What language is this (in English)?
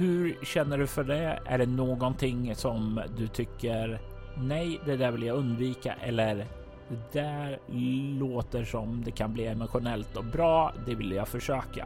Swedish